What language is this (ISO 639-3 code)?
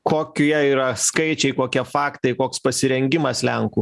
lit